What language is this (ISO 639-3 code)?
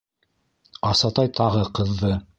bak